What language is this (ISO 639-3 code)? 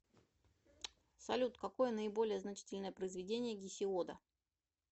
rus